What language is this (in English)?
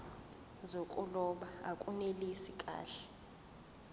Zulu